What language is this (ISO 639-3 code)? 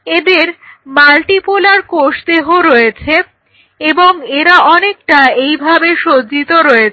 ben